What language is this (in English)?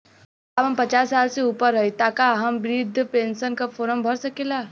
Bhojpuri